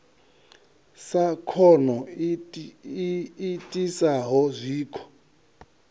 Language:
Venda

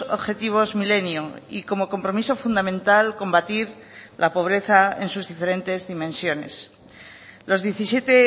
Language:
Spanish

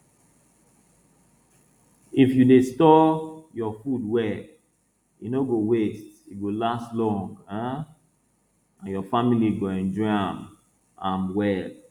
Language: Nigerian Pidgin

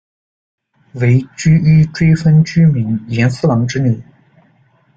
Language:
Chinese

